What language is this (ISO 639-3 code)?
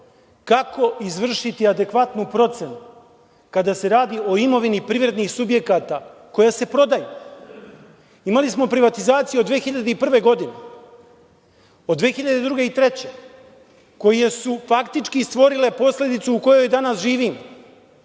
srp